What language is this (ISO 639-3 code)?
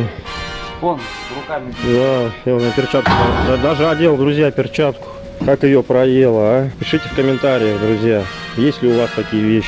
rus